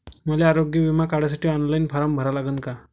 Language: Marathi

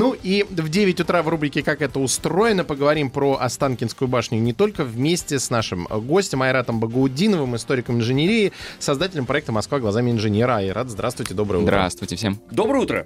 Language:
Russian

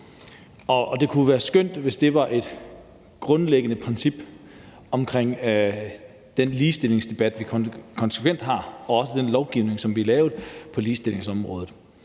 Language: Danish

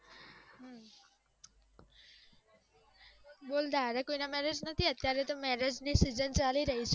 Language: Gujarati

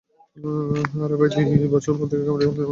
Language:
Bangla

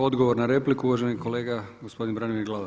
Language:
Croatian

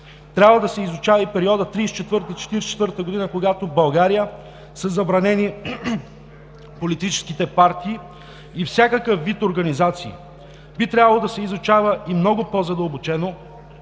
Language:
Bulgarian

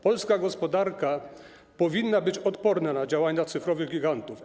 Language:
Polish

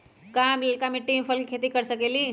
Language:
Magahi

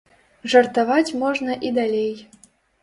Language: Belarusian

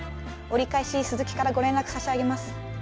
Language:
Japanese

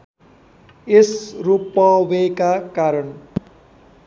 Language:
Nepali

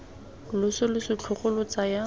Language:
Tswana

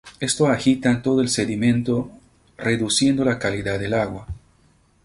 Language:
Spanish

